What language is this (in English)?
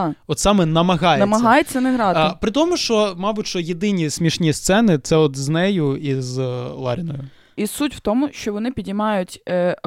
Ukrainian